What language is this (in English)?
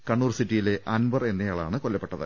Malayalam